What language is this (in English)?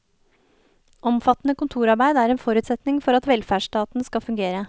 Norwegian